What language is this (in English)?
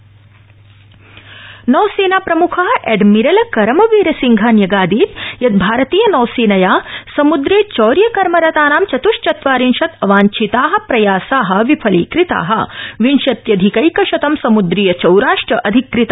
Sanskrit